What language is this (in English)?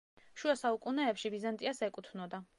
Georgian